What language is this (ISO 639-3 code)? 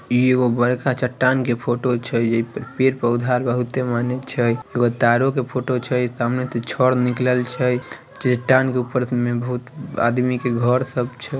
mag